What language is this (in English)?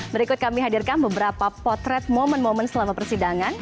Indonesian